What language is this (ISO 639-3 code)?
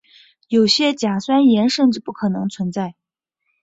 zho